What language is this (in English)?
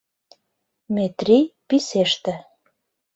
Mari